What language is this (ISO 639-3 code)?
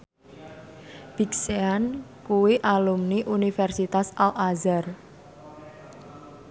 jav